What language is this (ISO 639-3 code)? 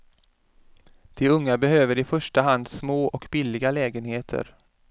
swe